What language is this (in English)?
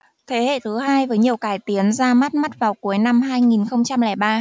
Vietnamese